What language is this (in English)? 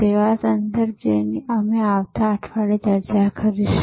Gujarati